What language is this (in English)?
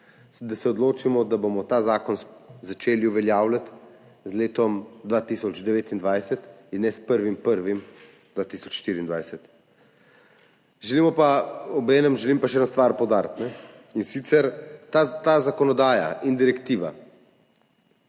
Slovenian